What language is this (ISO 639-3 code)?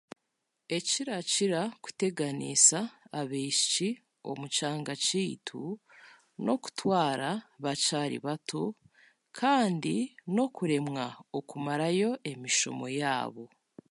cgg